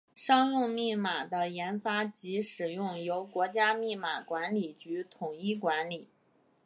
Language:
Chinese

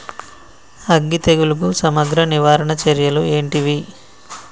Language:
Telugu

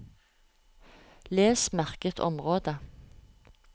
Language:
Norwegian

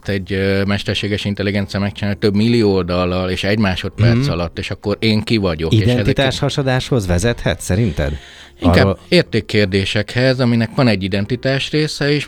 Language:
Hungarian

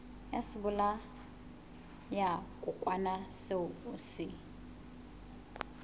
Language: Southern Sotho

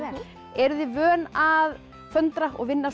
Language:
Icelandic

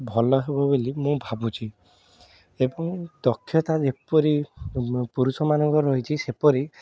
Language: Odia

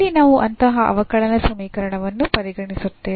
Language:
Kannada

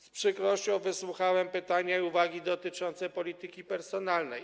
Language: Polish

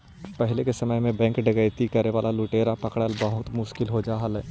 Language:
Magahi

